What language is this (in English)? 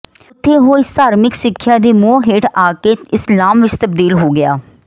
Punjabi